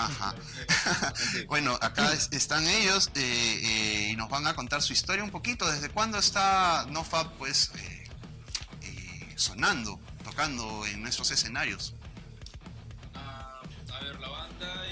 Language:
Spanish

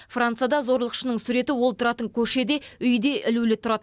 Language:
Kazakh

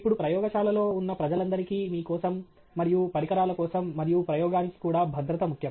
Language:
Telugu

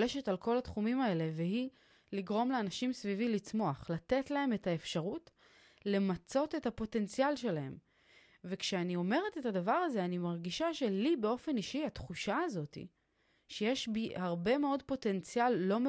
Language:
Hebrew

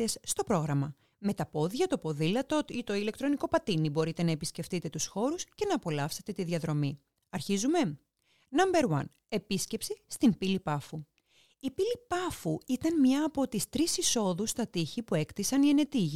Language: Greek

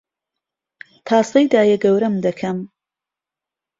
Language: Central Kurdish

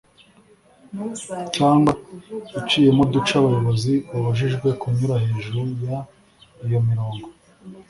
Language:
Kinyarwanda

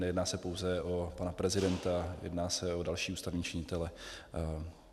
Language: Czech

